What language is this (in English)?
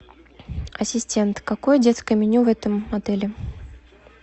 Russian